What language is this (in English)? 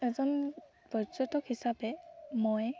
Assamese